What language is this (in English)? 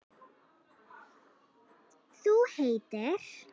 Icelandic